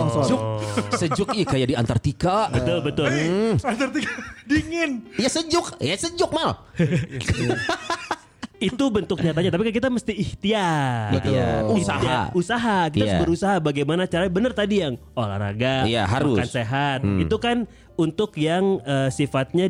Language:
Indonesian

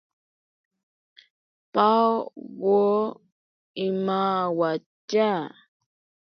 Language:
Ashéninka Perené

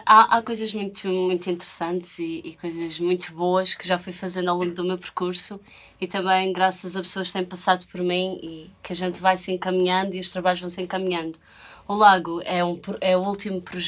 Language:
Portuguese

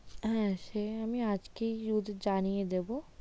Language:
Bangla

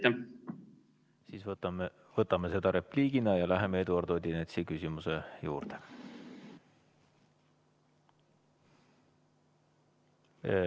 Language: Estonian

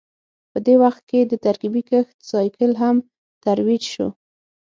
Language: Pashto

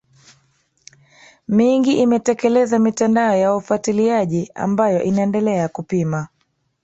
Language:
Swahili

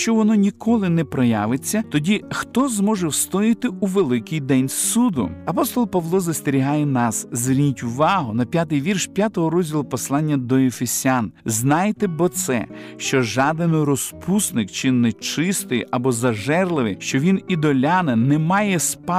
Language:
Ukrainian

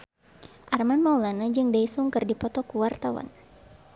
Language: Sundanese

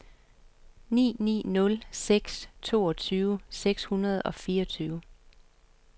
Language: Danish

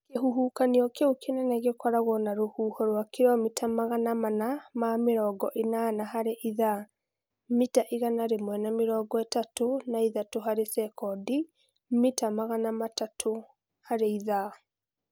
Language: Kikuyu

